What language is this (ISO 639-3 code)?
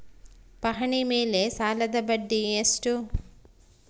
kan